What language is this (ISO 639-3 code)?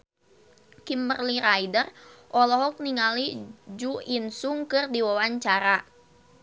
sun